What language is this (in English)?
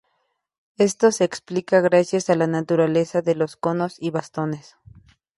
Spanish